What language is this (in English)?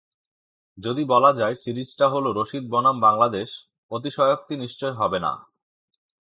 Bangla